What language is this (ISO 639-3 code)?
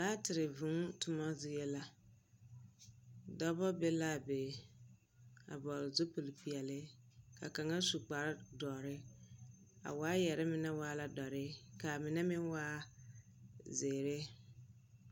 dga